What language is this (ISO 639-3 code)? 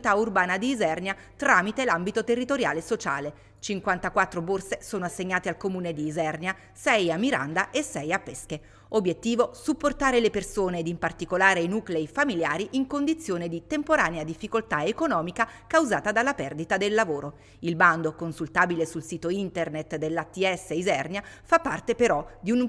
ita